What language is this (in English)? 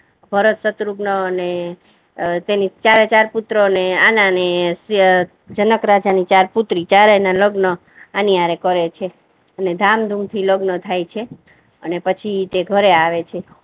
Gujarati